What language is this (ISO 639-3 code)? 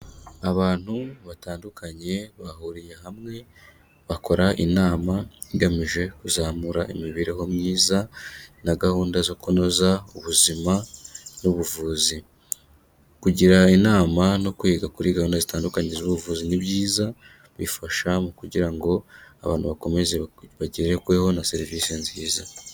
kin